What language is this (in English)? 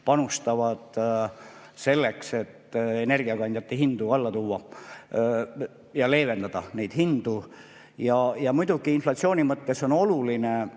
Estonian